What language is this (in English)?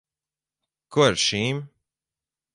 Latvian